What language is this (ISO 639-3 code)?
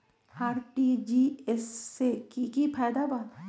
mag